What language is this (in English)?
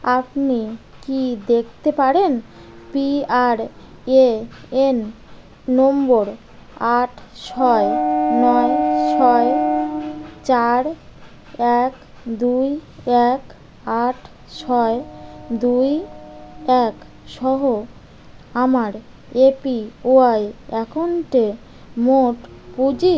Bangla